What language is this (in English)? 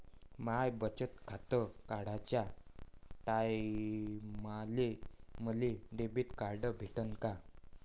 Marathi